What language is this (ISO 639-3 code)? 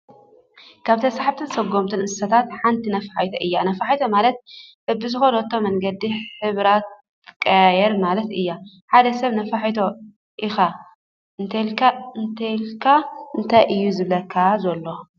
tir